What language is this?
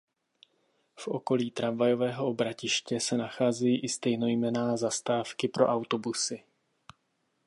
Czech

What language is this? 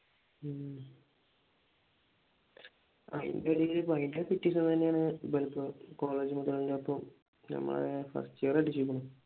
Malayalam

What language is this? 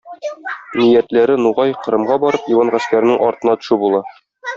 Tatar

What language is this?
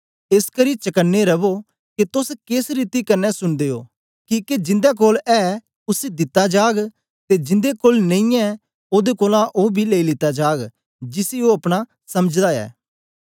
Dogri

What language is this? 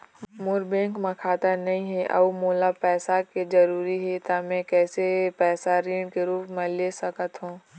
Chhattisgarhi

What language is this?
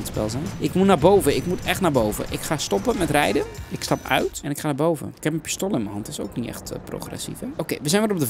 Dutch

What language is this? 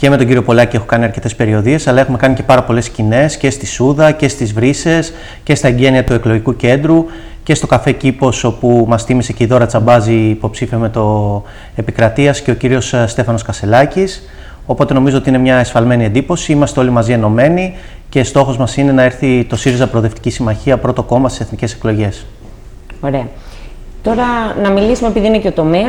Greek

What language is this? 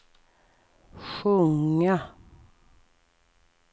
Swedish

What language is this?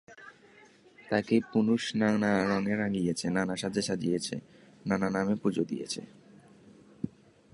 Bangla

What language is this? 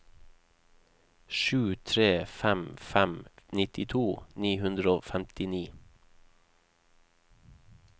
Norwegian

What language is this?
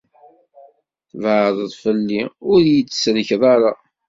Kabyle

